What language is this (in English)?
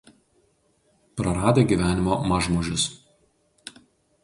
Lithuanian